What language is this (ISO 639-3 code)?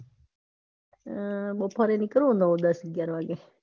guj